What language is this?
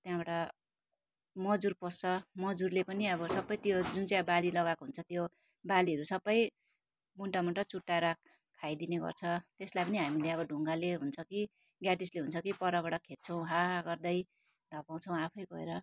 Nepali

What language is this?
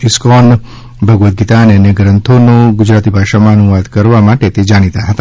Gujarati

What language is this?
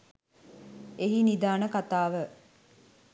Sinhala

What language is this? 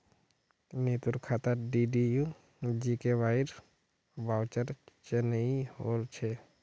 Magahi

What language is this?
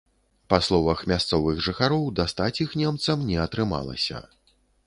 Belarusian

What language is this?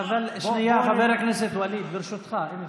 Hebrew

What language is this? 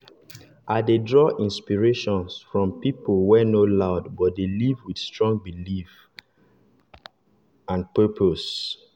Nigerian Pidgin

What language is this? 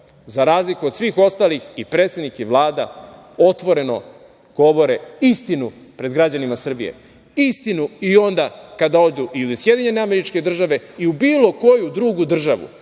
Serbian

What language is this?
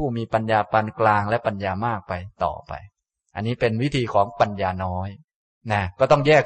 Thai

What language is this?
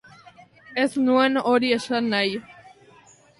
Basque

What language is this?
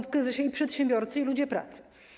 Polish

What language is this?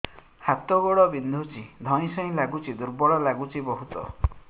Odia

